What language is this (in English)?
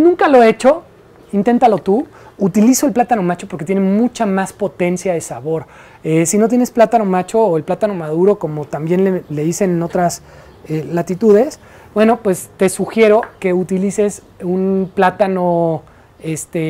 Spanish